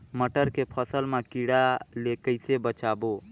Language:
Chhattisgarhi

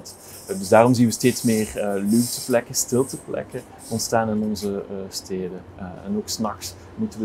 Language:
Dutch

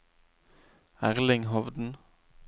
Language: Norwegian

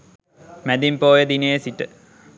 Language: Sinhala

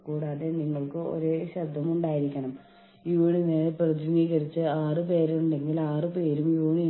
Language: Malayalam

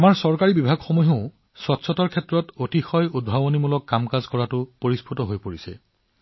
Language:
Assamese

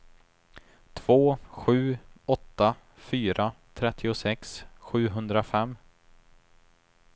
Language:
Swedish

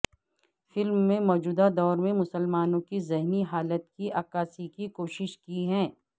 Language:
Urdu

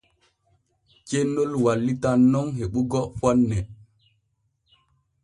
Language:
Borgu Fulfulde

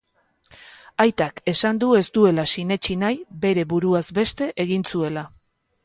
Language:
Basque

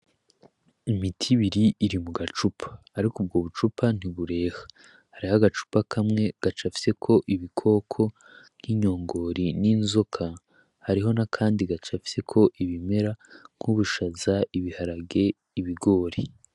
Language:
Rundi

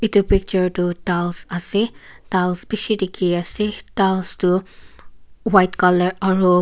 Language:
Naga Pidgin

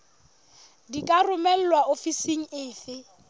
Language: Southern Sotho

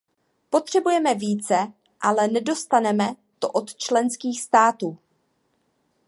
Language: Czech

